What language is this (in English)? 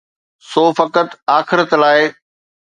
Sindhi